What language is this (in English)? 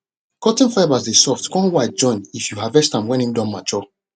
Nigerian Pidgin